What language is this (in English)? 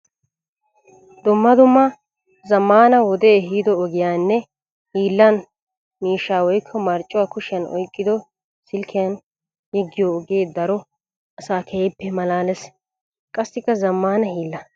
Wolaytta